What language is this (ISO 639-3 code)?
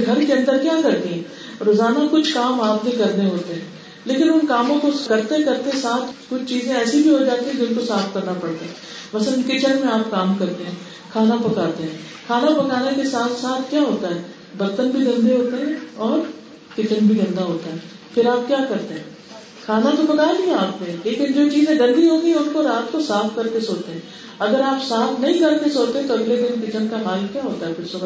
urd